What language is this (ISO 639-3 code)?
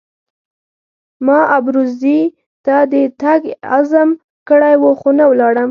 pus